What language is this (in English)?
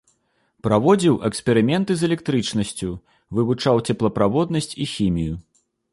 Belarusian